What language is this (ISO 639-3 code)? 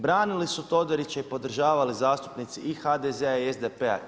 hrv